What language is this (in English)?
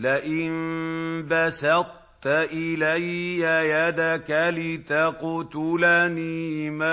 Arabic